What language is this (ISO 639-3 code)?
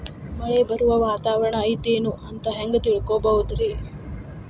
kan